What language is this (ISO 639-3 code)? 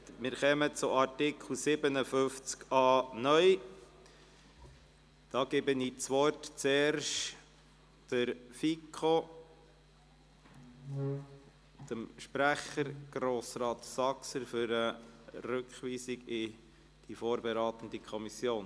gsw